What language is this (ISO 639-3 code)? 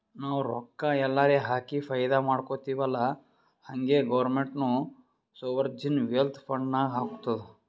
kan